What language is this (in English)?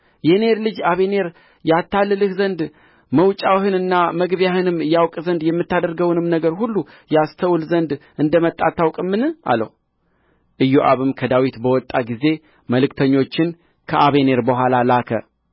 Amharic